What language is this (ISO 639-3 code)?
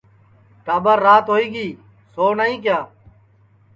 ssi